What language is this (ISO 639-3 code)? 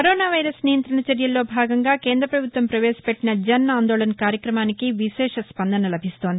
tel